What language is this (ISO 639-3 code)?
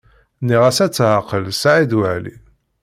kab